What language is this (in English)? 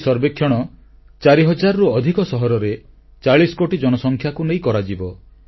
Odia